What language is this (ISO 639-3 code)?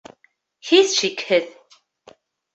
bak